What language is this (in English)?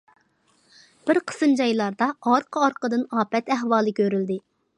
Uyghur